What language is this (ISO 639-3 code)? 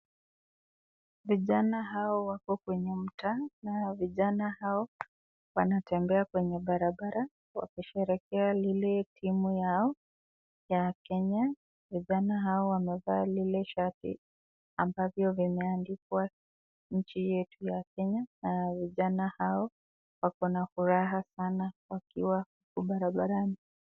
swa